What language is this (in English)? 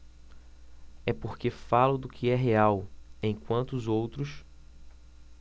Portuguese